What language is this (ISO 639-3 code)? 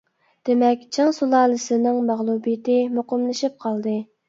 uig